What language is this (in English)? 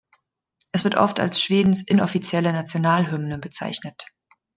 German